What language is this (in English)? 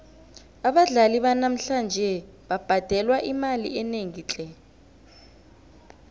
South Ndebele